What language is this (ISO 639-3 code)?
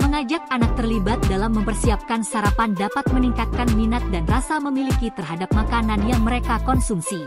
ind